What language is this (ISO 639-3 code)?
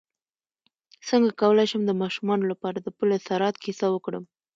pus